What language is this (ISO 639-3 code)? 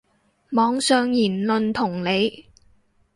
yue